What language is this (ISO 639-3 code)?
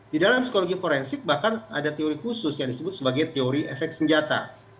ind